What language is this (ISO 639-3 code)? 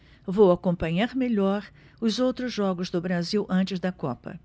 por